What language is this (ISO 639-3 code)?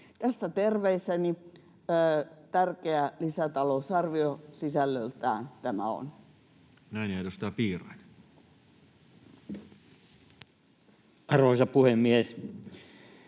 fin